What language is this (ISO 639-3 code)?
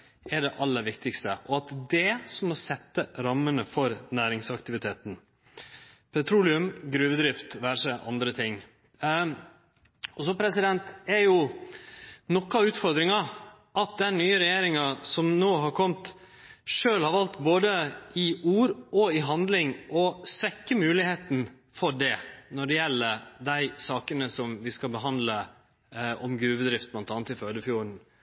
nno